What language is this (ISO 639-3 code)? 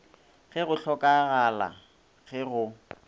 nso